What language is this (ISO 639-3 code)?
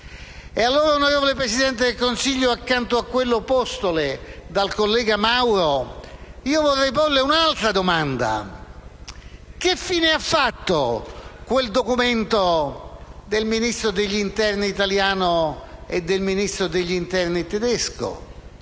ita